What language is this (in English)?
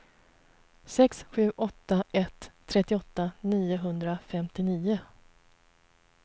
Swedish